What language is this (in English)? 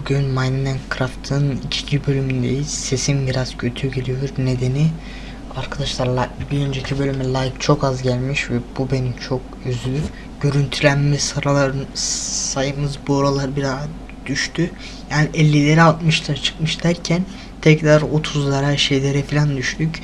Turkish